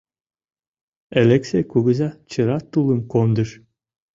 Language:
Mari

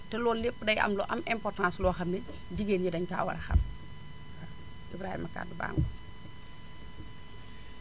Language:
Wolof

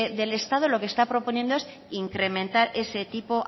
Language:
Spanish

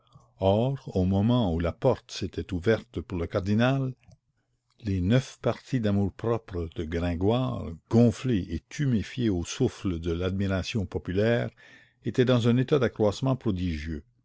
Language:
French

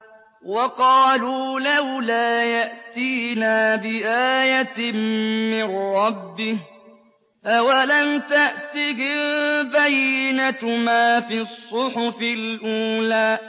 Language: Arabic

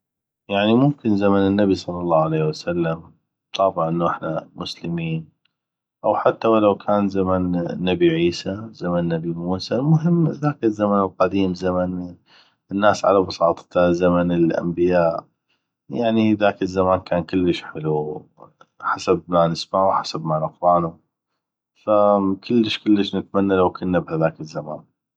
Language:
North Mesopotamian Arabic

